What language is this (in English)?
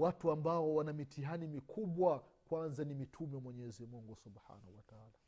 Swahili